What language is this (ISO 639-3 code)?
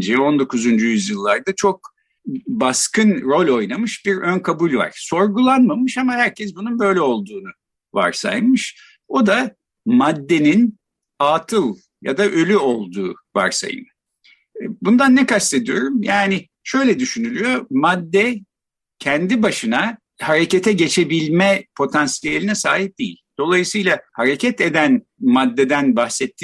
tur